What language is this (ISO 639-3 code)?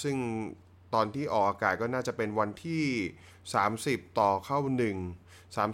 tha